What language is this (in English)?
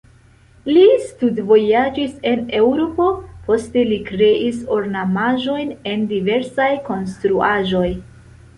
Esperanto